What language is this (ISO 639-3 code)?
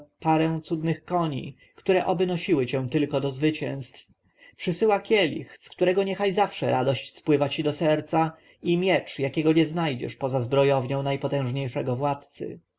pol